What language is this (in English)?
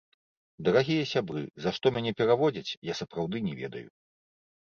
Belarusian